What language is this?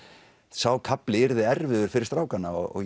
Icelandic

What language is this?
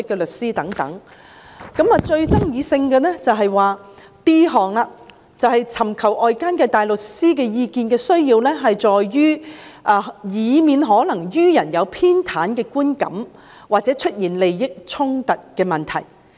Cantonese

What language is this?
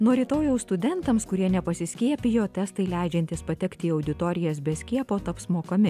Lithuanian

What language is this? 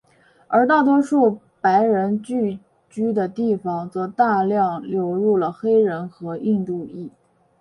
Chinese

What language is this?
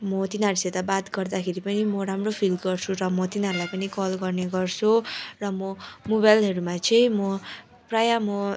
Nepali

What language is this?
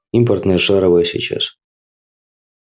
Russian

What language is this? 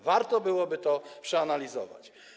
Polish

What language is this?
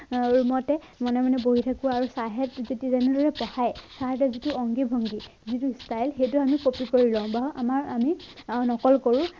Assamese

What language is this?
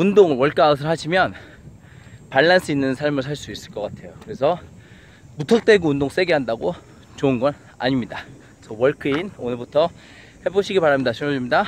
Korean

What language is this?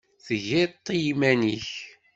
Kabyle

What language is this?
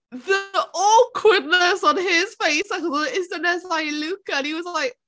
Welsh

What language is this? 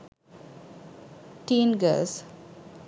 Sinhala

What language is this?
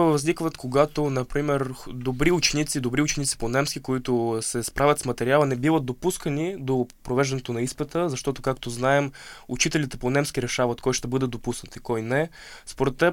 Bulgarian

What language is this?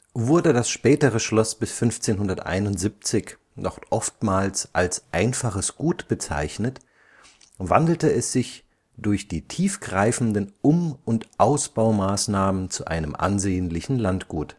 German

